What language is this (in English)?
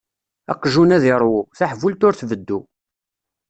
Kabyle